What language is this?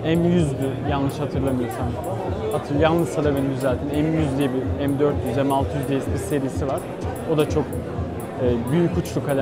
Turkish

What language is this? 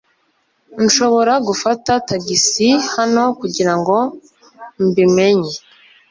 Kinyarwanda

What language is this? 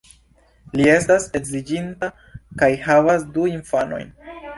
Esperanto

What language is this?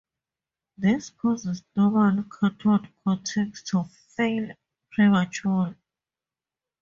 English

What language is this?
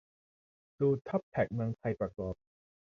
Thai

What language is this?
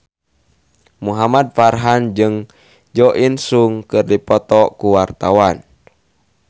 Sundanese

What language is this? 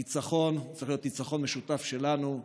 Hebrew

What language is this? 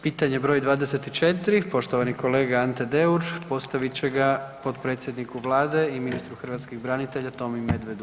Croatian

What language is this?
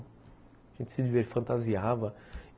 Portuguese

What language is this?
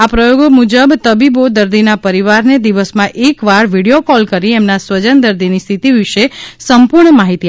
Gujarati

